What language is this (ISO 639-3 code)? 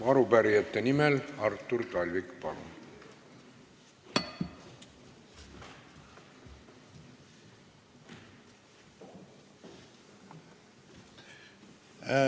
est